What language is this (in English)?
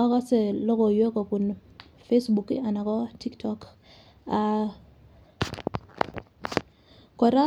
Kalenjin